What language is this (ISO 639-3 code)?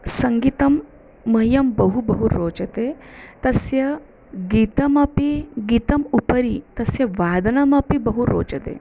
san